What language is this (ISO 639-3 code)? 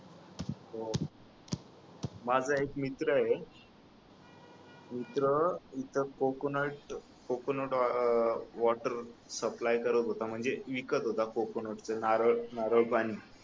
mar